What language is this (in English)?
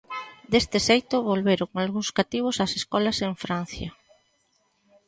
Galician